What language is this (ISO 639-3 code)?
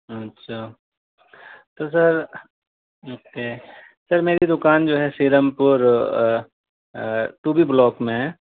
urd